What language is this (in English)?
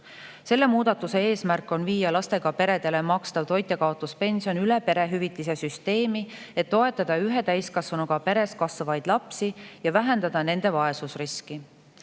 Estonian